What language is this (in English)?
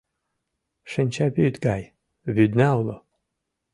Mari